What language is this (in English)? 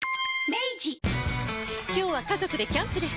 Japanese